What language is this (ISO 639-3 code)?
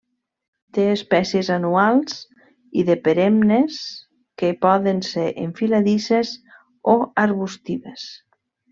cat